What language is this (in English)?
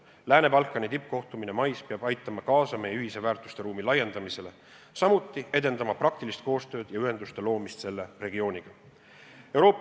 Estonian